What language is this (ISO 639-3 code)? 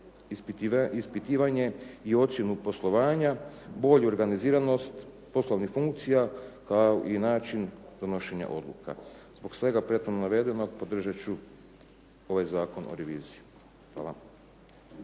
hrv